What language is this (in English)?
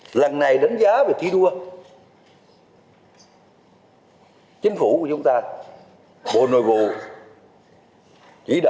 Vietnamese